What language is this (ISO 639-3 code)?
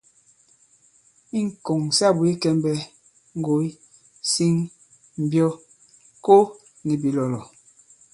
abb